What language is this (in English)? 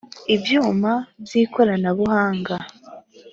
Kinyarwanda